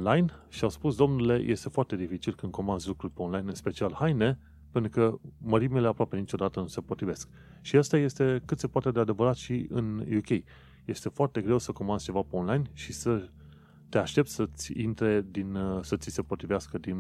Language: Romanian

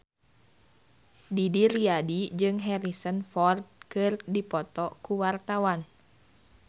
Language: Sundanese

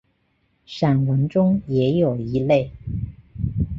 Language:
Chinese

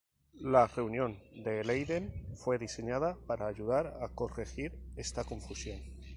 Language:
Spanish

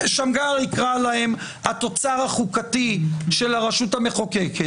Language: Hebrew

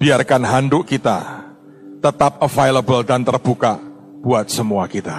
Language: Indonesian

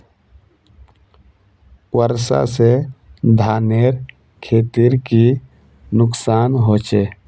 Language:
Magahi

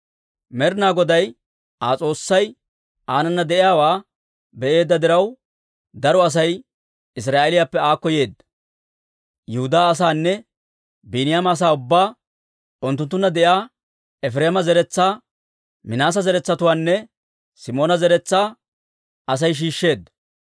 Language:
Dawro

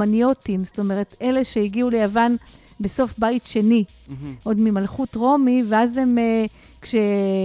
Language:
Hebrew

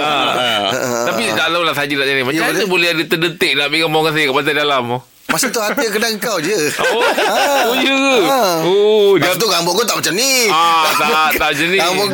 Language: Malay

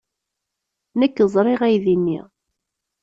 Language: Kabyle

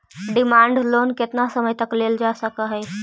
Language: Magahi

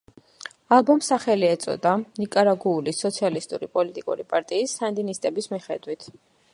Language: Georgian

